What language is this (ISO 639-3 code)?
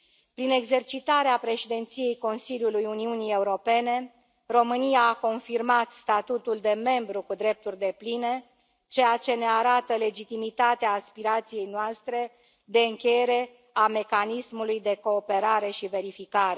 ron